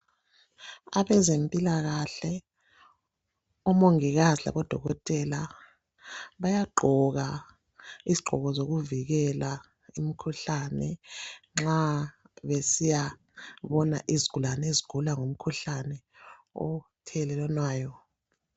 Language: North Ndebele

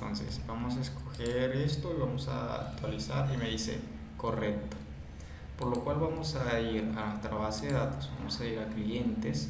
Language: Spanish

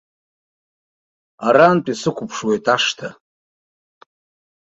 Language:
Abkhazian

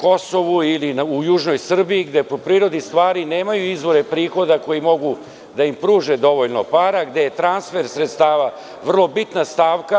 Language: Serbian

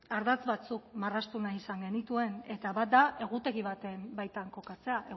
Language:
Basque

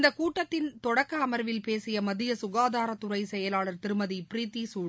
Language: Tamil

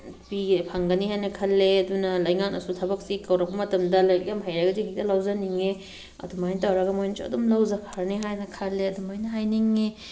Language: Manipuri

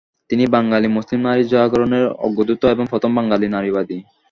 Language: Bangla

